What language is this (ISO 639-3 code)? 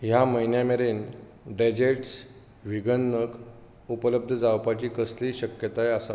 kok